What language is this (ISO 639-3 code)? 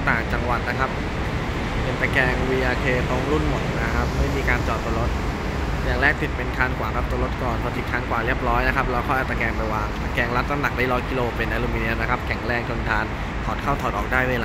tha